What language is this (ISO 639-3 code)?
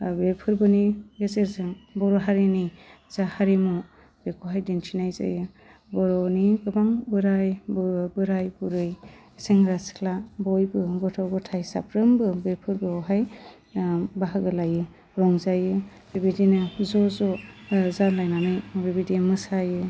brx